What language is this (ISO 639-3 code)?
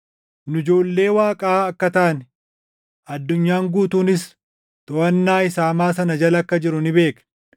orm